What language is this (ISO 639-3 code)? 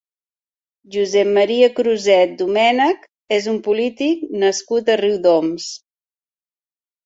cat